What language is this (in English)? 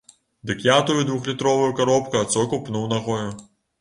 Belarusian